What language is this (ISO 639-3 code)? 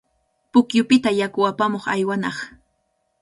qvl